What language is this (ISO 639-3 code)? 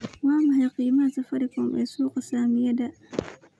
som